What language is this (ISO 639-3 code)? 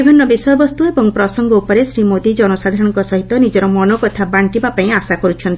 ori